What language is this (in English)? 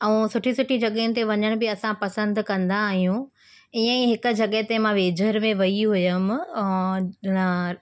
Sindhi